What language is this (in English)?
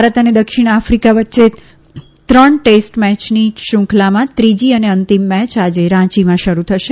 Gujarati